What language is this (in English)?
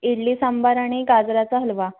Marathi